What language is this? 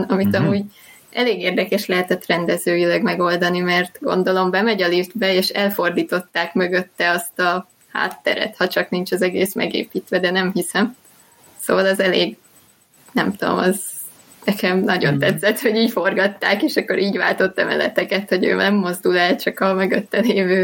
Hungarian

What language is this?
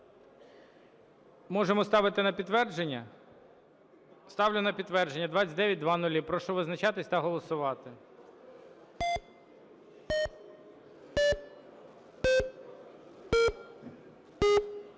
Ukrainian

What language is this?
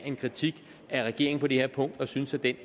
Danish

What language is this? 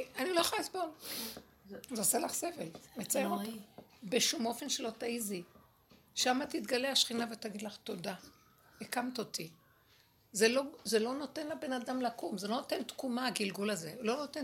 Hebrew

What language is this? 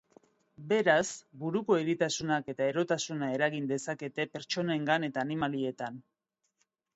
Basque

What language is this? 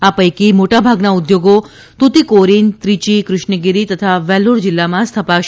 Gujarati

